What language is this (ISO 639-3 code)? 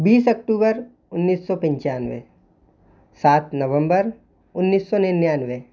hin